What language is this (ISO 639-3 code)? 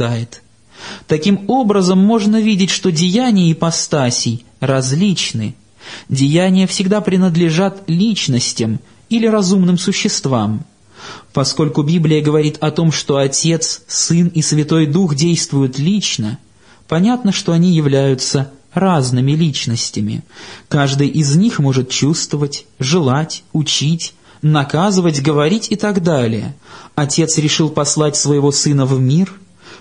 rus